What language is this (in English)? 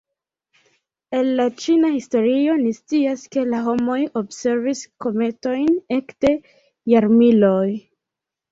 Esperanto